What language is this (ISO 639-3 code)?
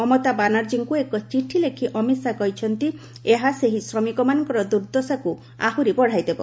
ori